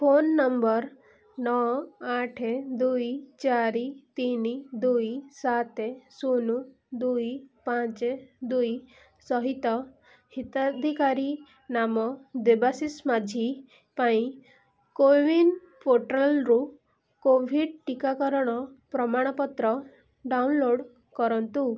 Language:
Odia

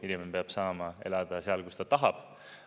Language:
Estonian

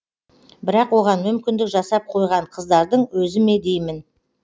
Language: Kazakh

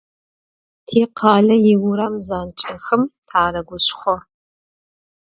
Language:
Adyghe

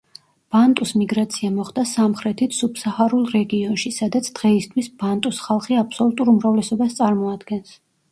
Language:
Georgian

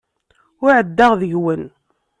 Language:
Kabyle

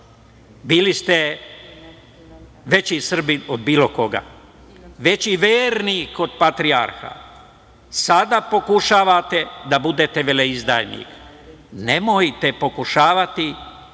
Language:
Serbian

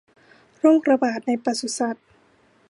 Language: Thai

